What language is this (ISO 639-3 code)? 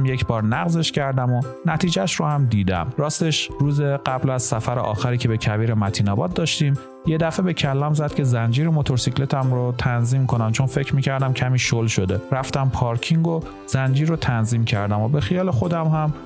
fas